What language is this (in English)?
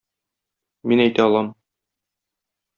Tatar